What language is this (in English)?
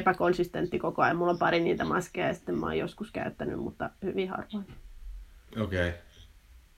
Finnish